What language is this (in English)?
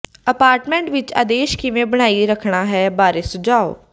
Punjabi